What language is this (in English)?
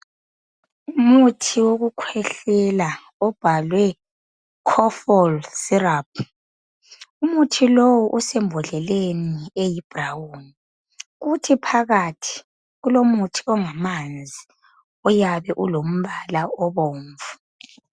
North Ndebele